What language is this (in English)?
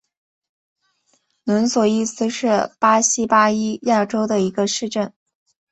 Chinese